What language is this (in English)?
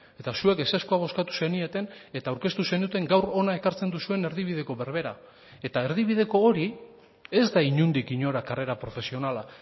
Basque